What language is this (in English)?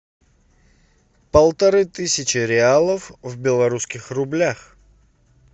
Russian